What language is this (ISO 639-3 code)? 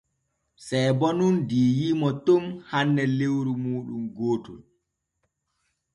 fue